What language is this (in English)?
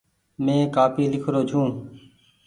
Goaria